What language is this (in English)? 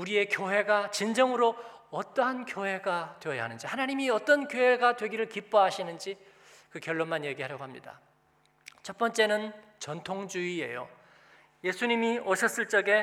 Korean